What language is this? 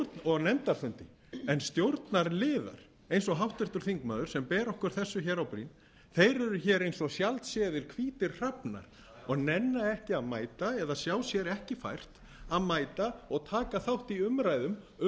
Icelandic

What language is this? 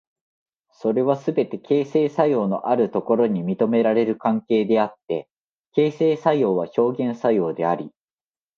Japanese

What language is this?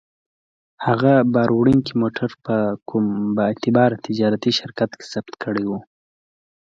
Pashto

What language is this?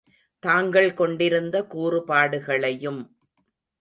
Tamil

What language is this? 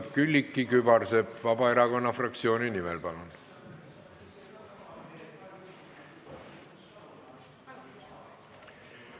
Estonian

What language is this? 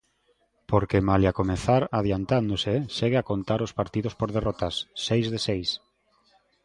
Galician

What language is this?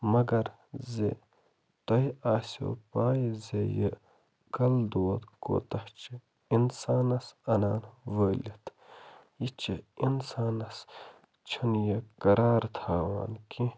Kashmiri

